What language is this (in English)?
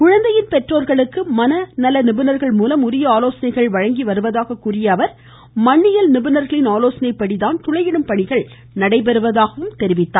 Tamil